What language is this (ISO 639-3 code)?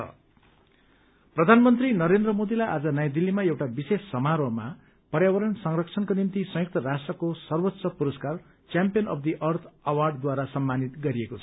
nep